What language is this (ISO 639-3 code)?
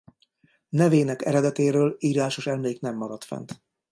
hun